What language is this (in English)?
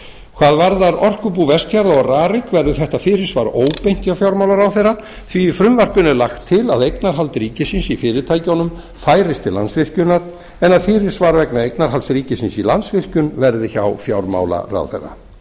Icelandic